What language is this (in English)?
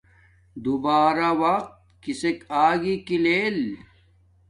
Domaaki